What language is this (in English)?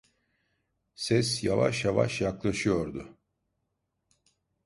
Turkish